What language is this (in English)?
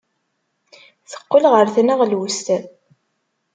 Kabyle